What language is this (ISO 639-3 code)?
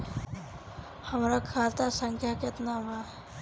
bho